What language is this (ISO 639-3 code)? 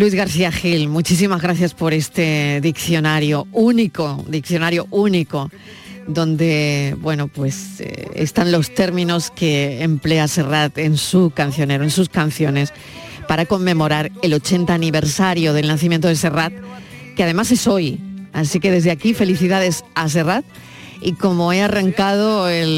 spa